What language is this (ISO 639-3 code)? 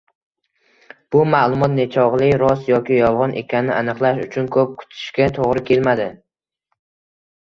uzb